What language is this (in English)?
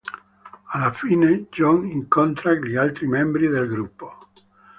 Italian